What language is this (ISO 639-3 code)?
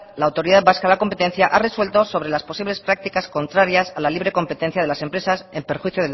spa